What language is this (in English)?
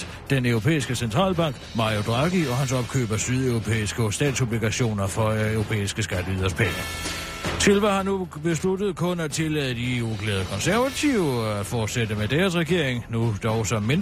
Danish